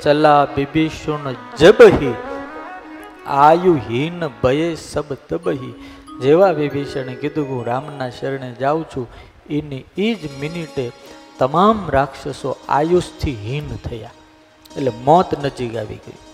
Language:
Gujarati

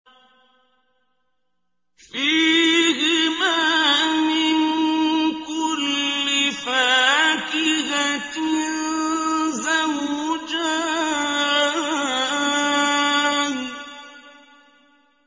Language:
Arabic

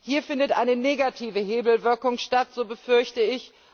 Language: German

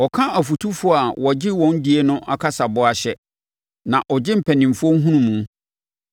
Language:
Akan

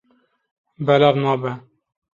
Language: Kurdish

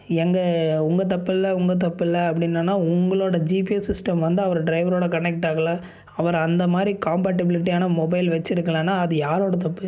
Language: Tamil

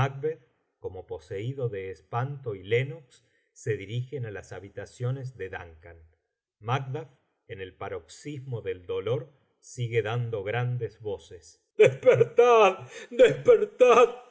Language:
Spanish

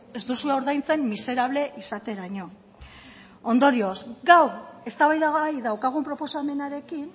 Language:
Basque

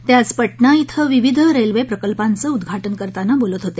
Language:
Marathi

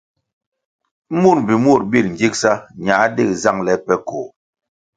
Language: Kwasio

